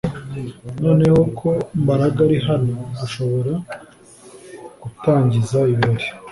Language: Kinyarwanda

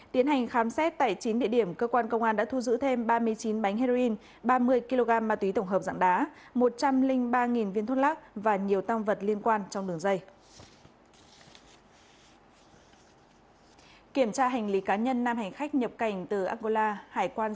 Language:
Vietnamese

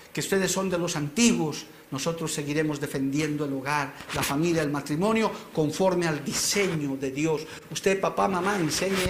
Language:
Spanish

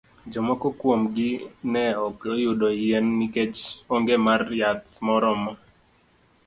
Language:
Luo (Kenya and Tanzania)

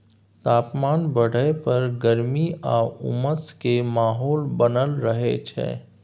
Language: Maithili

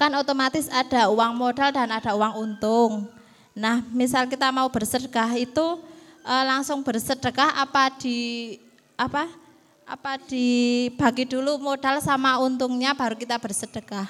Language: Indonesian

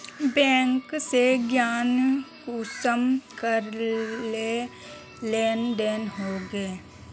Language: Magahi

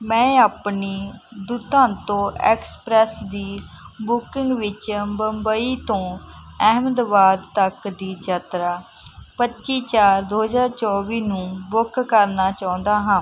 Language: Punjabi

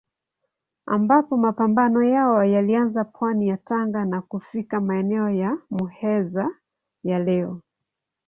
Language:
Swahili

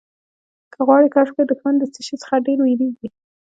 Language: Pashto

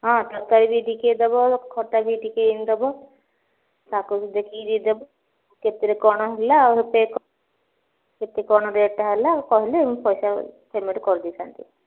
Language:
Odia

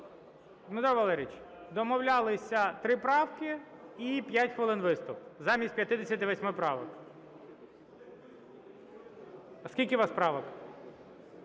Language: Ukrainian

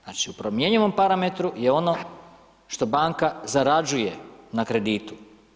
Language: Croatian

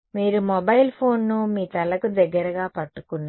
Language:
Telugu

